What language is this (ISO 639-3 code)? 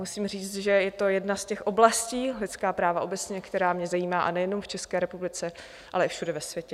ces